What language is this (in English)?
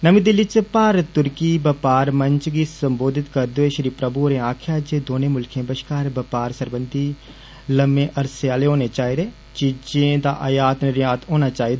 Dogri